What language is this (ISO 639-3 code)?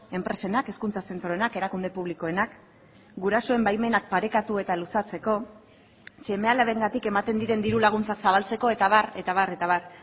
eus